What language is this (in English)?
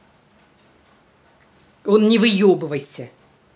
Russian